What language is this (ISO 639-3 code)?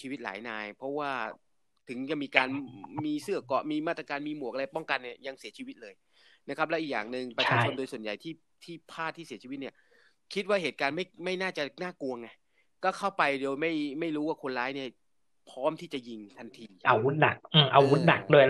tha